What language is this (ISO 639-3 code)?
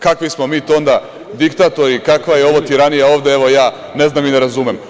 srp